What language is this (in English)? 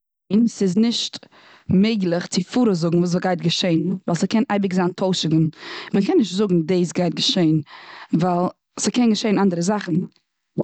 Yiddish